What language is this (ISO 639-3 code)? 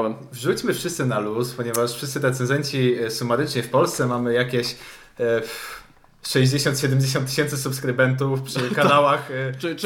pol